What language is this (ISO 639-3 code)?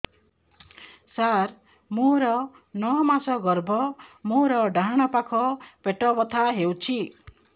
ori